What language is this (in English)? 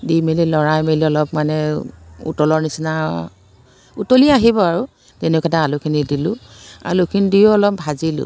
Assamese